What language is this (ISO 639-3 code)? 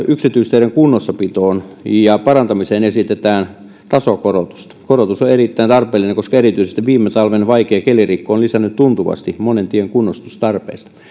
fin